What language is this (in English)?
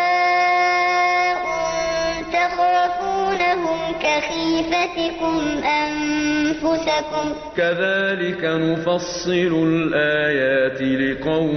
Arabic